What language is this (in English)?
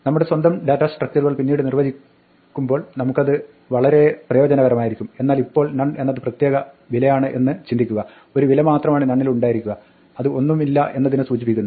Malayalam